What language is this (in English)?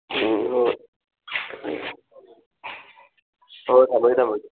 Manipuri